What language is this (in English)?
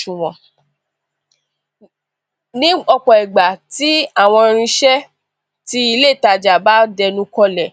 Yoruba